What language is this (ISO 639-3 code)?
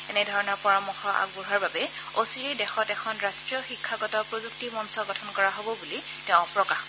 asm